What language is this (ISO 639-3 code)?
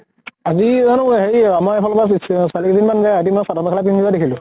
asm